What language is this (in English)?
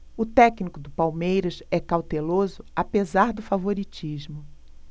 Portuguese